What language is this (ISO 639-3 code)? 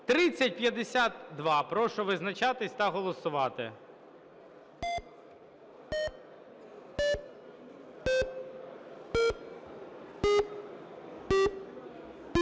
ukr